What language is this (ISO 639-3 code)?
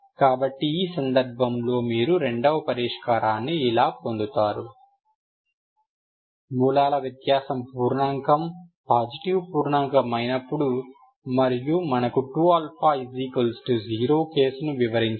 tel